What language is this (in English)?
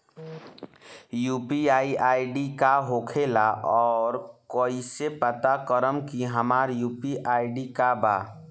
Bhojpuri